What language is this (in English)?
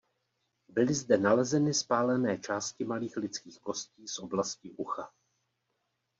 Czech